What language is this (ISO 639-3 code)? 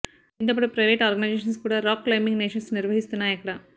tel